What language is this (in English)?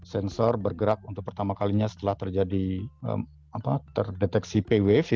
Indonesian